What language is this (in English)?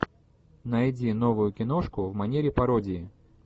Russian